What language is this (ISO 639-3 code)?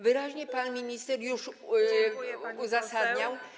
pol